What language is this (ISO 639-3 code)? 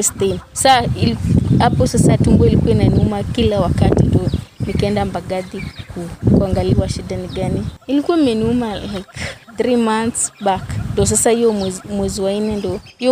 swa